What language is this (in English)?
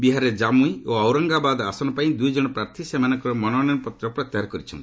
Odia